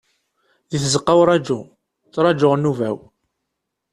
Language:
Kabyle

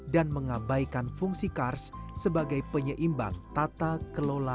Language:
Indonesian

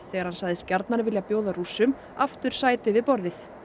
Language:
Icelandic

